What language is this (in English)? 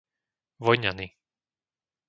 Slovak